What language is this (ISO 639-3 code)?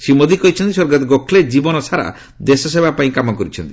ori